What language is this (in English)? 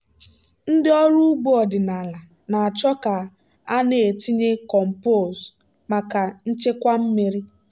Igbo